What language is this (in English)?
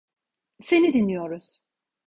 Turkish